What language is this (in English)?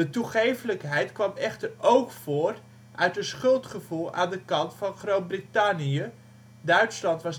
Dutch